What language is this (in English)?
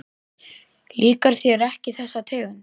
Icelandic